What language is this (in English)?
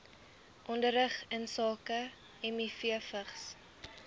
Afrikaans